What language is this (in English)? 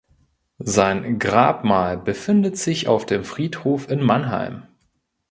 German